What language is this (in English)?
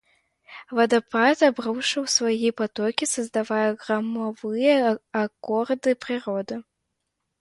Russian